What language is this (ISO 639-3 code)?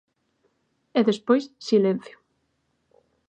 glg